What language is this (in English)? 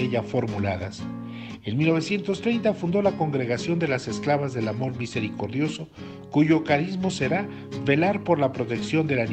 Spanish